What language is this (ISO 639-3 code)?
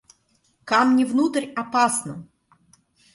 rus